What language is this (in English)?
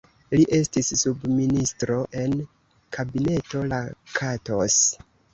Esperanto